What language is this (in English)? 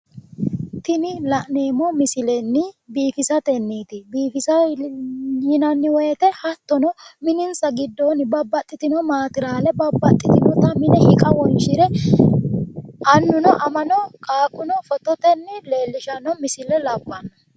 Sidamo